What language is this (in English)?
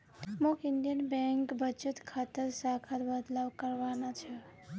Magahi